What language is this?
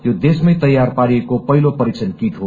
Nepali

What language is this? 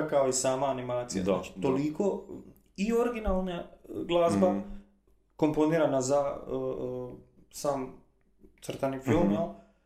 Croatian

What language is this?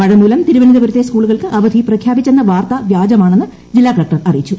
Malayalam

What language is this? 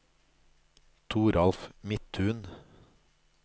Norwegian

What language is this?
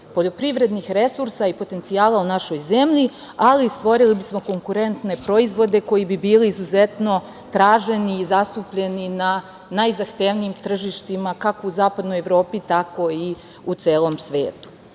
Serbian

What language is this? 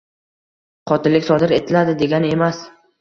Uzbek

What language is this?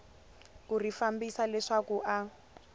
Tsonga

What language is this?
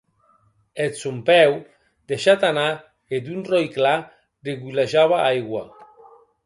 Occitan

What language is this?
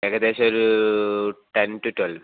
Malayalam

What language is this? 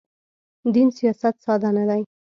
Pashto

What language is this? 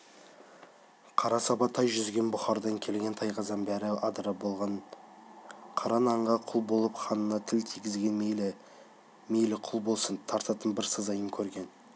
Kazakh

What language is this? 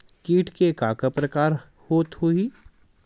Chhattisgarhi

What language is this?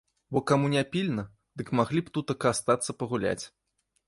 Belarusian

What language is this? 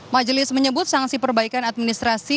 Indonesian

